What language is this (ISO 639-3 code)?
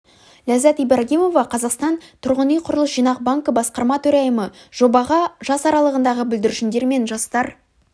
kaz